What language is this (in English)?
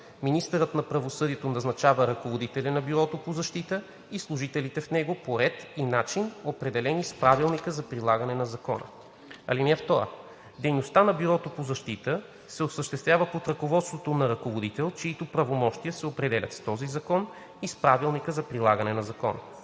Bulgarian